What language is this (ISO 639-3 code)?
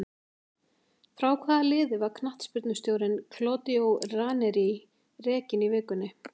isl